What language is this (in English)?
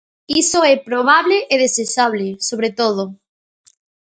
Galician